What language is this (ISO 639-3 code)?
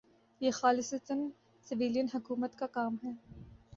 urd